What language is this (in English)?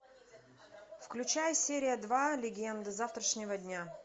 Russian